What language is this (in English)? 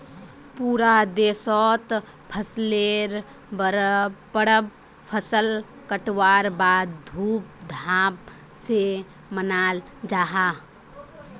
Magahi